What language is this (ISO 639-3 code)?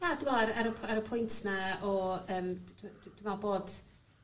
cym